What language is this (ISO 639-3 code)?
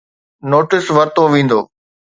snd